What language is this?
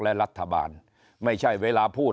Thai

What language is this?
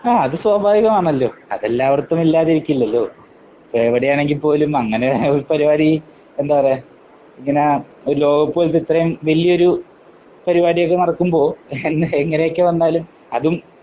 Malayalam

